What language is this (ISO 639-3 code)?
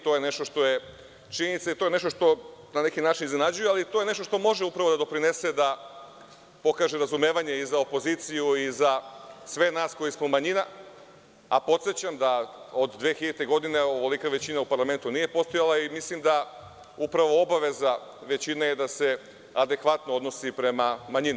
srp